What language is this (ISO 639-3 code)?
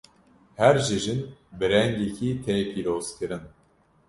kur